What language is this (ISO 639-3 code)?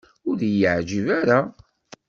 kab